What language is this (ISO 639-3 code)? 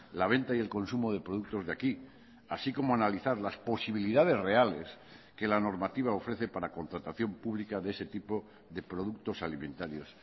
spa